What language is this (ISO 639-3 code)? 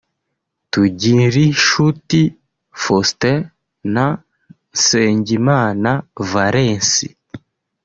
kin